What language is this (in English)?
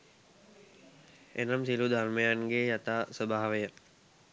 Sinhala